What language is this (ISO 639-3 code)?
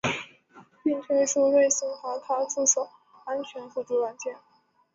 zho